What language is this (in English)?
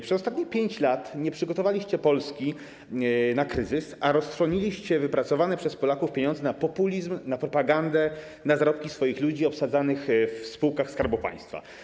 Polish